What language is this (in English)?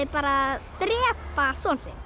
Icelandic